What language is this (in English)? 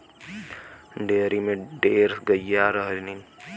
Bhojpuri